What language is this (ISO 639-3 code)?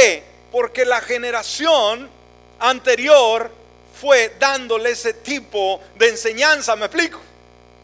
spa